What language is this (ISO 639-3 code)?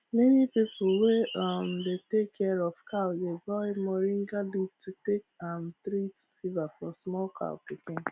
pcm